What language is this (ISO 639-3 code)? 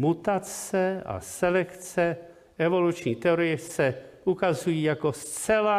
ces